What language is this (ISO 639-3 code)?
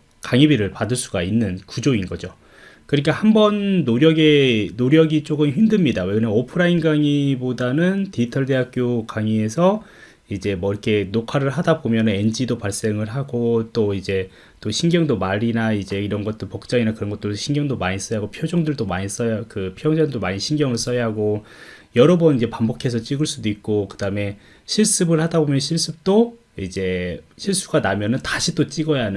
kor